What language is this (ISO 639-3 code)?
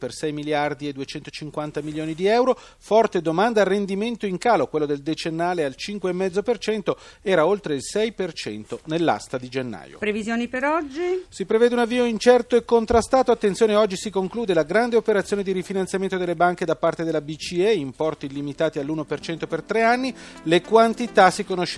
ita